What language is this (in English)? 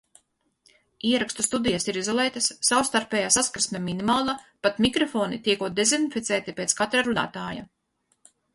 Latvian